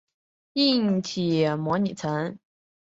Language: Chinese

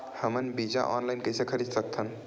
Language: Chhattisgarhi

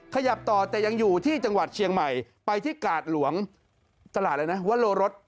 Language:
Thai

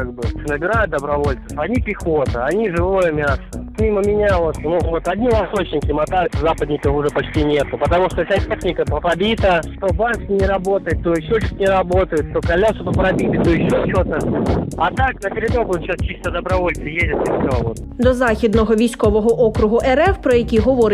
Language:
Ukrainian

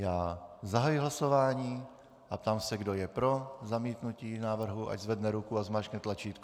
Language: Czech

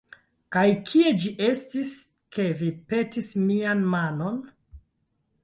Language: Esperanto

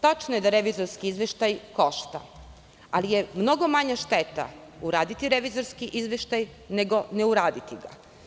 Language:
Serbian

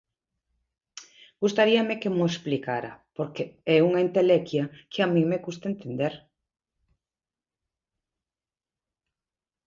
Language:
Galician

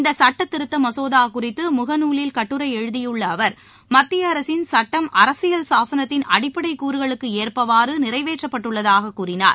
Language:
Tamil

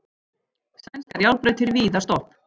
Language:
Icelandic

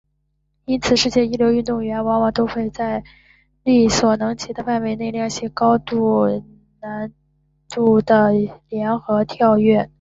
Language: Chinese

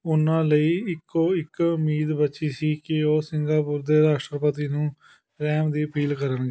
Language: Punjabi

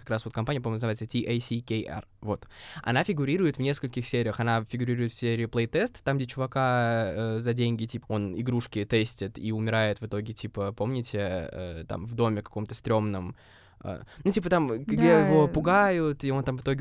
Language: Russian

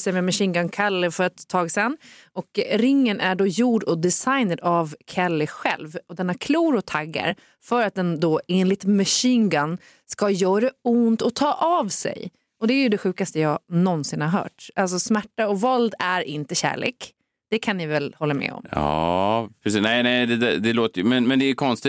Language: Swedish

